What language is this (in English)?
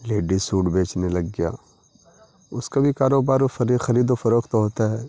Urdu